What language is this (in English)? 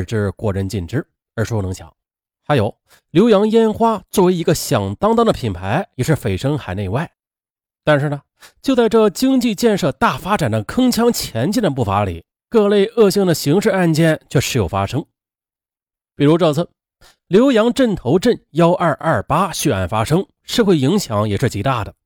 Chinese